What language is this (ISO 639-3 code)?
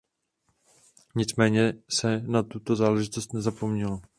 ces